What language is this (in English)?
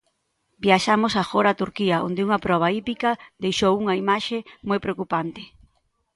Galician